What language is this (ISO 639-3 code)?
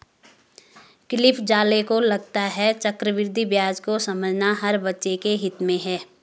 hin